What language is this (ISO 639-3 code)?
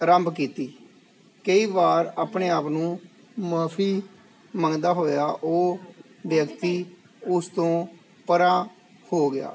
pan